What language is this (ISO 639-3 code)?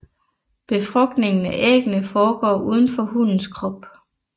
dan